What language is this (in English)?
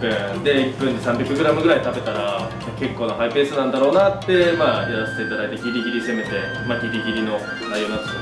Japanese